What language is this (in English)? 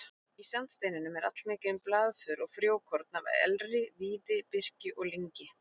Icelandic